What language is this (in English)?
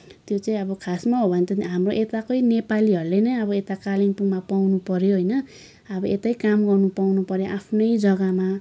Nepali